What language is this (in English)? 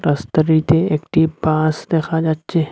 Bangla